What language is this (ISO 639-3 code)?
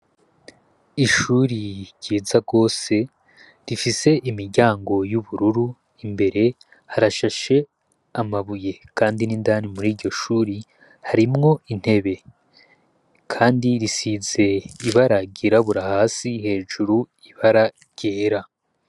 run